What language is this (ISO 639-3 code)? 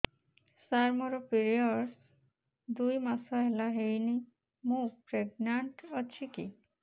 ori